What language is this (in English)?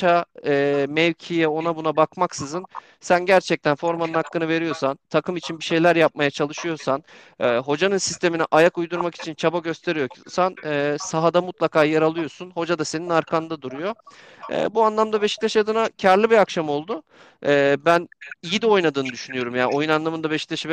Turkish